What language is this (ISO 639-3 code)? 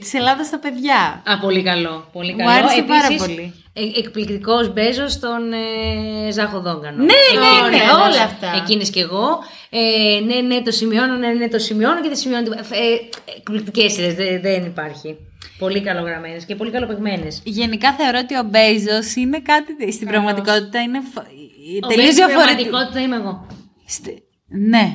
ell